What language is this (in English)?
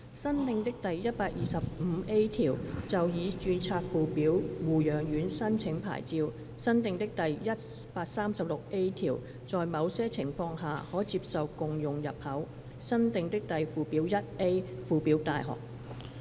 Cantonese